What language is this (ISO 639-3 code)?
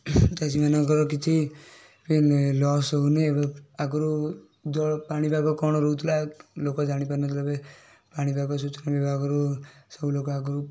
ori